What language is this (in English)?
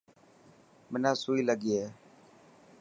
Dhatki